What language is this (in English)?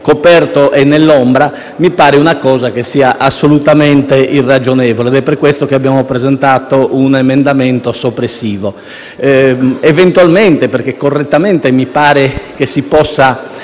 Italian